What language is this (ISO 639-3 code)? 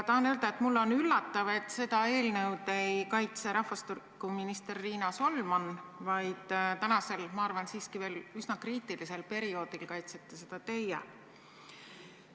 est